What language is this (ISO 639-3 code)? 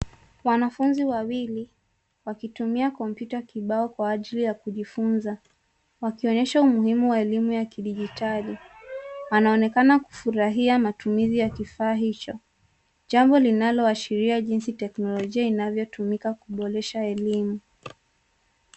swa